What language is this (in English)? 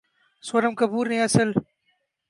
Urdu